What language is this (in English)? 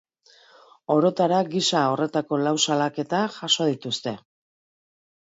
Basque